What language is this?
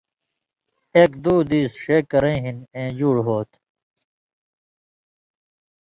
Indus Kohistani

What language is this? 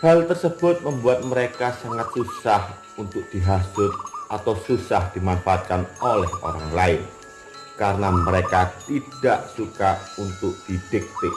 Indonesian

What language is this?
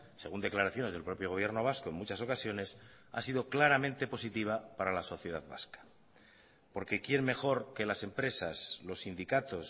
Spanish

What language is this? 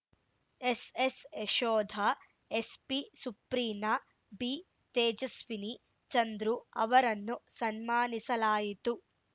Kannada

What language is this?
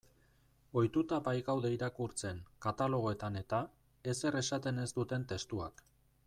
Basque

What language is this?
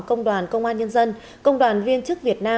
Vietnamese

